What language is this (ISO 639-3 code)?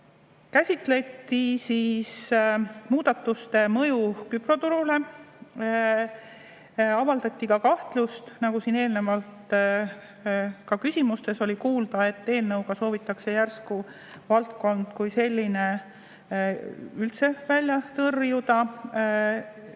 est